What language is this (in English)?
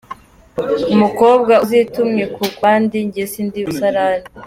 Kinyarwanda